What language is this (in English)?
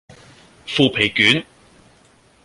Cantonese